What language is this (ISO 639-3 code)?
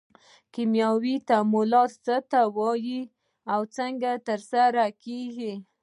pus